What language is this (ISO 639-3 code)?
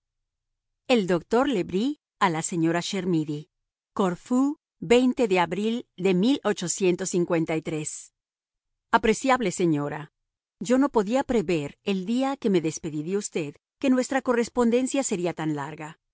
spa